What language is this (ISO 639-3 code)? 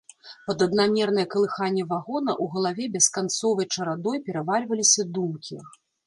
bel